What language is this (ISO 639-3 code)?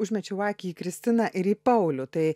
lit